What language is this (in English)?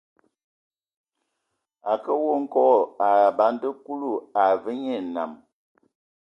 Ewondo